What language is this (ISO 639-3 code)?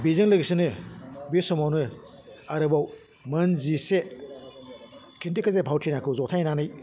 brx